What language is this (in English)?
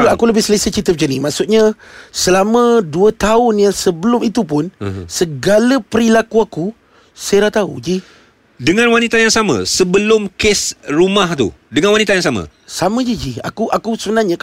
Malay